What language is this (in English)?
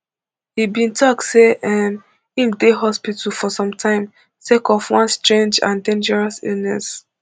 Nigerian Pidgin